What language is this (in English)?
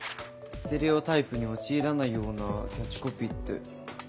Japanese